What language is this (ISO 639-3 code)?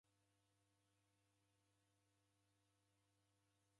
dav